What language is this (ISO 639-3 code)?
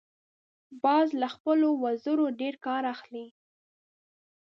pus